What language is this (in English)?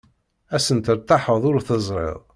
Kabyle